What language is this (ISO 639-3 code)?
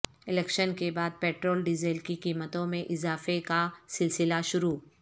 urd